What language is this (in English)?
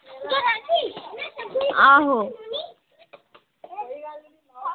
Dogri